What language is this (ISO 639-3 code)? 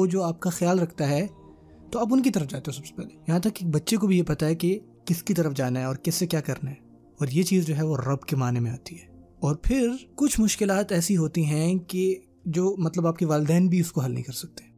urd